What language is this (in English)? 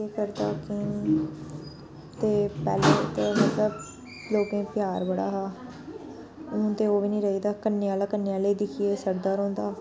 Dogri